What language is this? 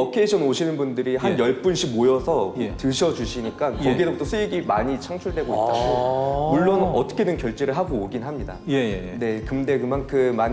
Korean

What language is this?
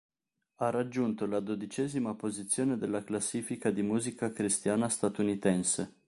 Italian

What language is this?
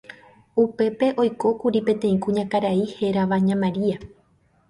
Guarani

